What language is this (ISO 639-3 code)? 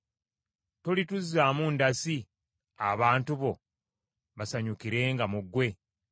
lug